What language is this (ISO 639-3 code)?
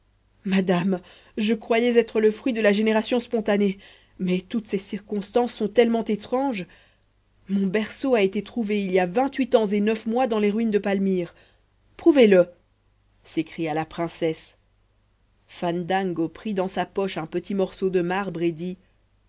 fra